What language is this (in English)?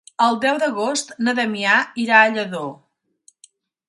Catalan